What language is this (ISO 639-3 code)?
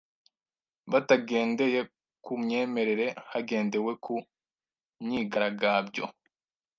kin